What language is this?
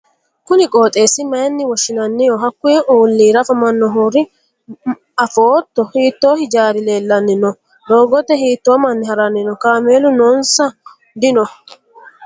Sidamo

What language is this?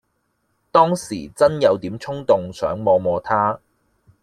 Cantonese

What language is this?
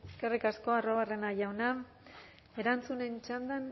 Basque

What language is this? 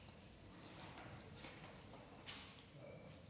Danish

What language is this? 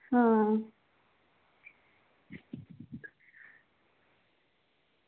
Dogri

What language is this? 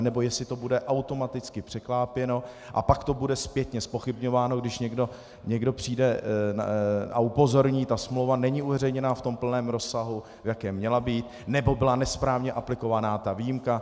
Czech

